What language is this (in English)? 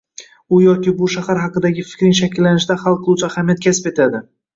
Uzbek